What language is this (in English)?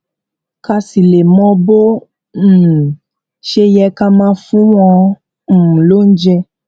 Yoruba